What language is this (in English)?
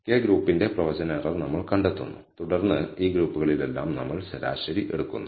Malayalam